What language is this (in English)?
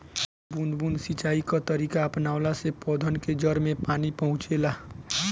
Bhojpuri